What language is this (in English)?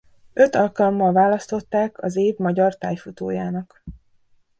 Hungarian